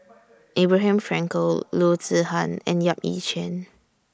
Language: English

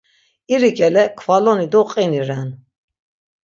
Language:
Laz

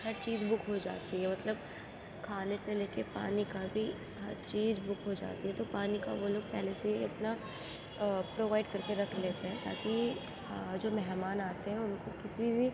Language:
Urdu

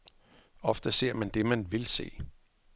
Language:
Danish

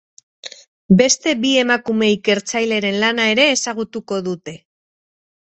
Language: Basque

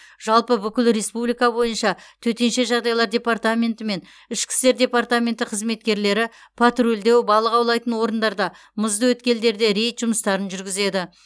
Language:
Kazakh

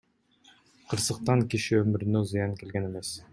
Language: Kyrgyz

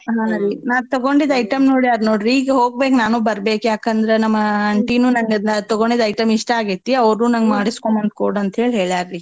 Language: Kannada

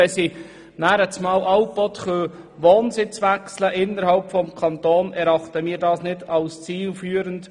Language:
Swiss German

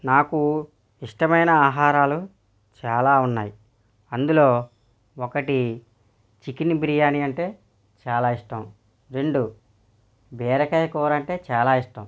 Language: Telugu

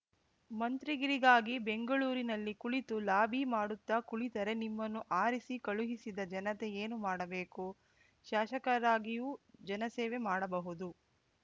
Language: Kannada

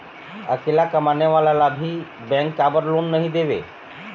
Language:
Chhattisgarhi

